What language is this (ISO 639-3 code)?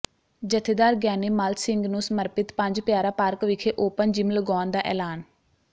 pan